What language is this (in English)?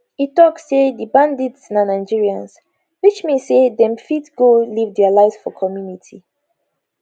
Nigerian Pidgin